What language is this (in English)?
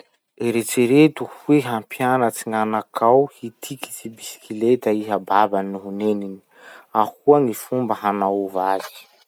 Masikoro Malagasy